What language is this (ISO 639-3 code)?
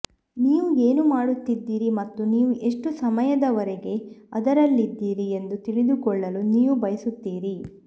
kan